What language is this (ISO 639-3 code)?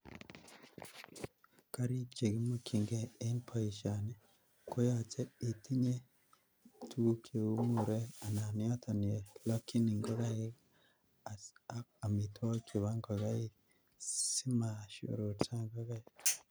kln